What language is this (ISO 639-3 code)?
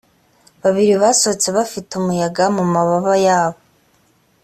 kin